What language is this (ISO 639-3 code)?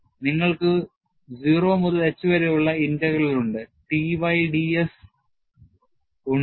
mal